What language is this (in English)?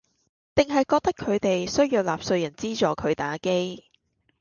Cantonese